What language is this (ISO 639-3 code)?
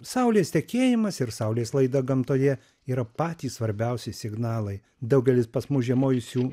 lit